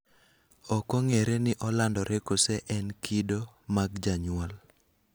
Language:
Luo (Kenya and Tanzania)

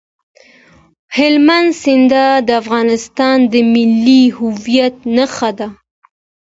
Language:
Pashto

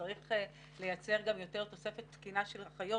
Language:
Hebrew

